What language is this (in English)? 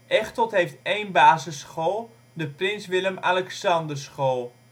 Dutch